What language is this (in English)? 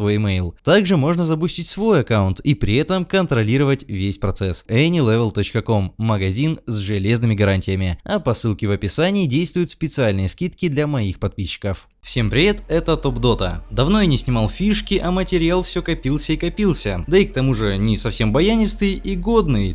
Russian